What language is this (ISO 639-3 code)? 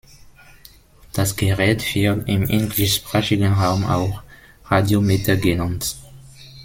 deu